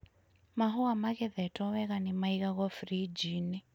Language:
Kikuyu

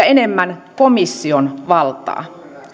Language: Finnish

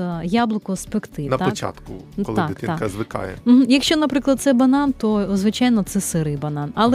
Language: Ukrainian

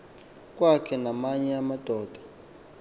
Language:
Xhosa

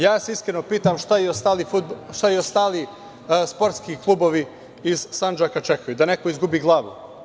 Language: Serbian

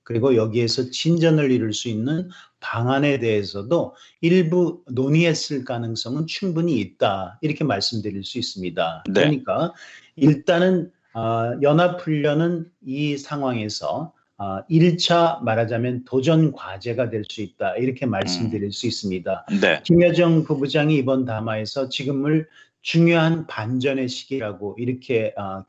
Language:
Korean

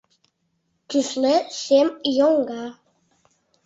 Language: Mari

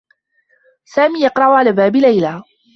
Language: Arabic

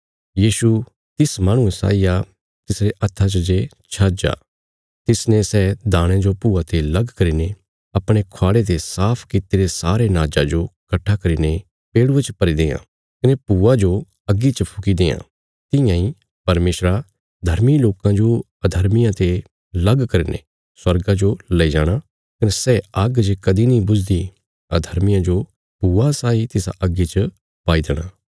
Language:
Bilaspuri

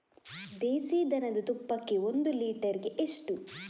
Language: Kannada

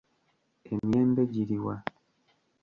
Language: Ganda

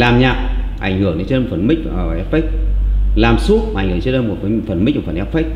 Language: Vietnamese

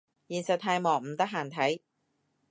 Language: Cantonese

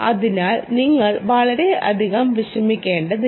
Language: Malayalam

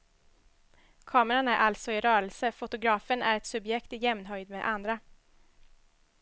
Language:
Swedish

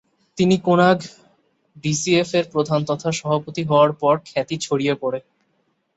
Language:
Bangla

